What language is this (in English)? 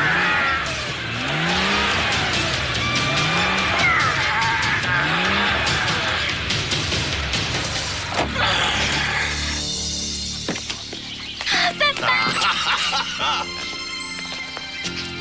French